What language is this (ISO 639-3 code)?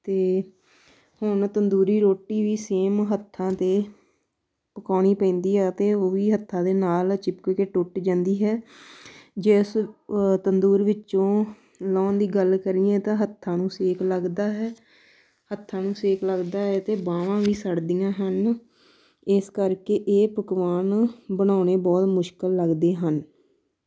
pan